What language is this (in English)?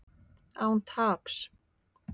Icelandic